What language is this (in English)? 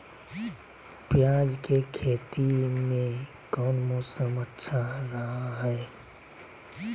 Magahi